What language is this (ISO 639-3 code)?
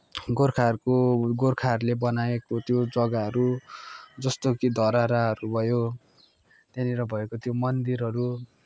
nep